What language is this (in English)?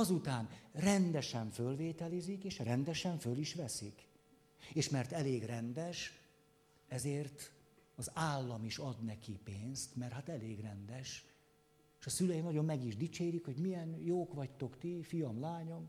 Hungarian